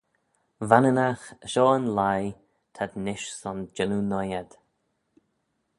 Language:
Manx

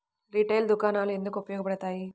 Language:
Telugu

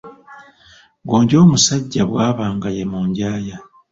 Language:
Ganda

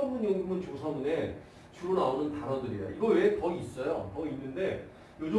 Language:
Korean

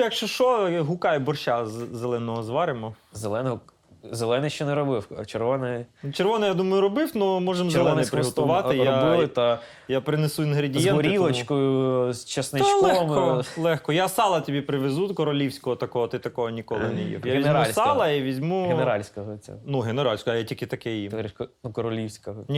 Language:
Ukrainian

